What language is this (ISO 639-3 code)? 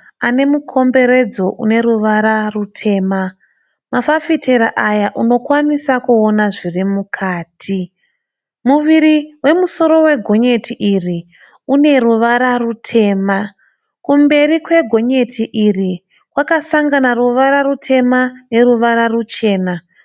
sna